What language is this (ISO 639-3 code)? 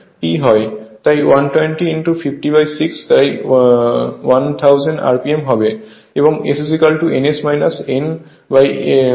ben